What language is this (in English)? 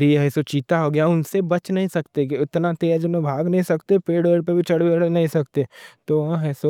Deccan